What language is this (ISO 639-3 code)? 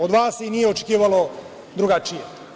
srp